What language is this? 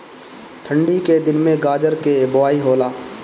Bhojpuri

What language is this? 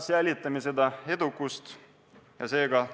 Estonian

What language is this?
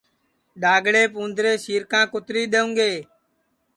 Sansi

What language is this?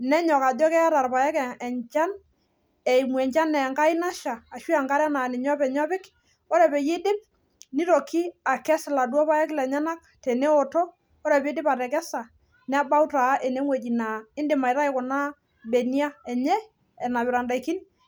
Masai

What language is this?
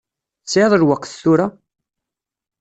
Kabyle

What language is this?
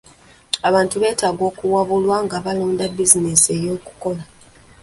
Ganda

